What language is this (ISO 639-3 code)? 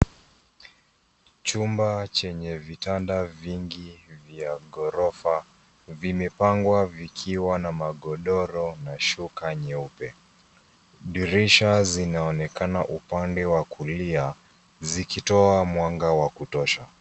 swa